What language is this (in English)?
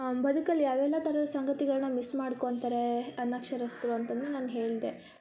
Kannada